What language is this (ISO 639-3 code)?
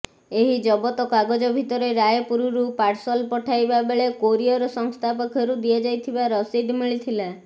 ori